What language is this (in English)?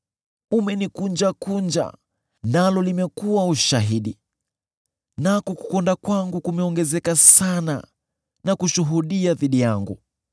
Swahili